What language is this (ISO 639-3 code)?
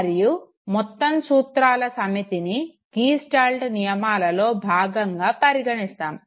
tel